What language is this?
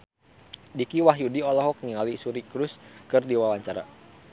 Sundanese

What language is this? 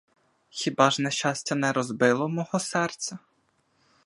Ukrainian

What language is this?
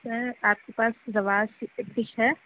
Urdu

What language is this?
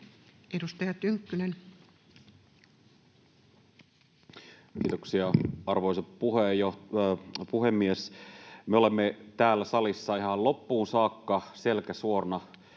Finnish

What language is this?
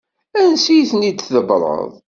Kabyle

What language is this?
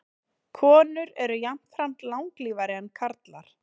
Icelandic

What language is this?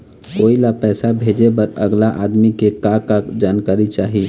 Chhattisgarhi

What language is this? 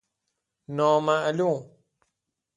Persian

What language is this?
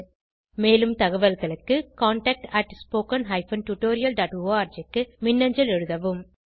Tamil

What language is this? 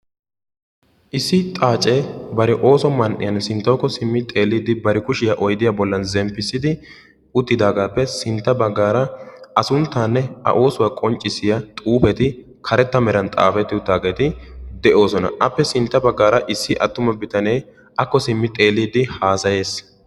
Wolaytta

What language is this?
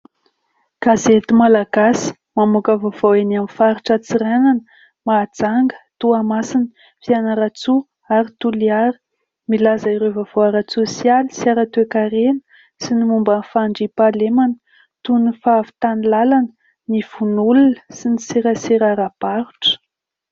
Malagasy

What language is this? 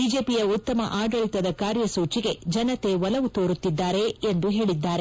Kannada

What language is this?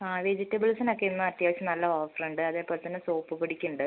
Malayalam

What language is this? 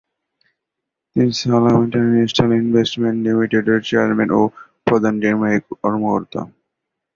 Bangla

